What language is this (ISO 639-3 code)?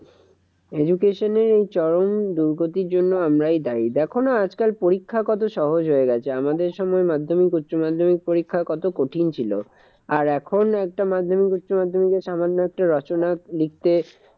ben